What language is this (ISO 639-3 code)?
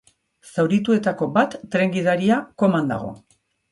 eus